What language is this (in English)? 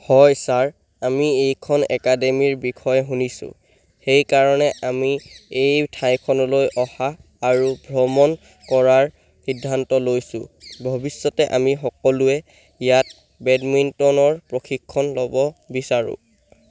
Assamese